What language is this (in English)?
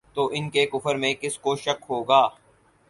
Urdu